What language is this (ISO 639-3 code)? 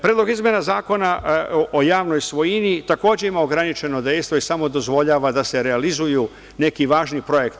srp